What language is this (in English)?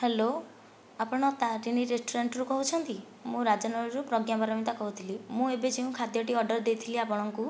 Odia